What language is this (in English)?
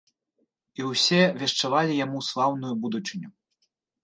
Belarusian